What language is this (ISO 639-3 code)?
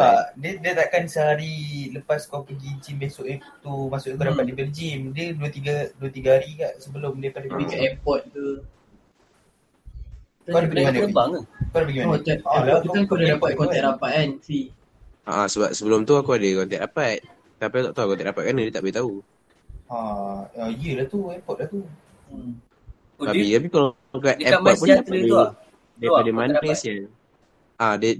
msa